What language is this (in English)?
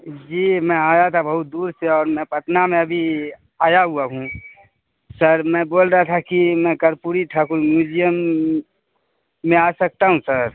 Urdu